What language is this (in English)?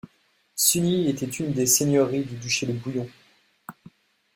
French